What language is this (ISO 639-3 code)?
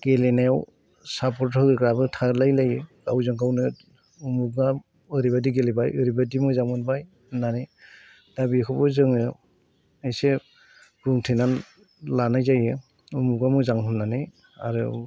brx